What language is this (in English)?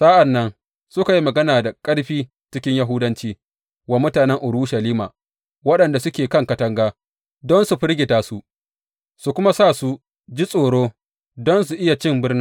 Hausa